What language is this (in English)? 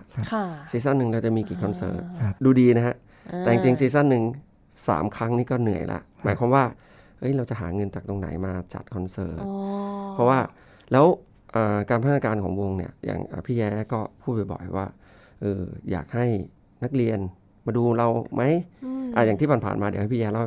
Thai